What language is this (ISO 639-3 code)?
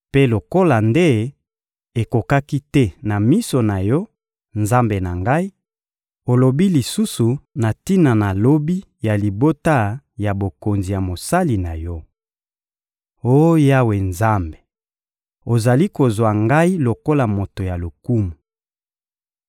lin